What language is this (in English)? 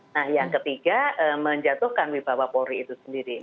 Indonesian